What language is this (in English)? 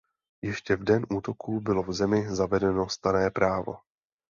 Czech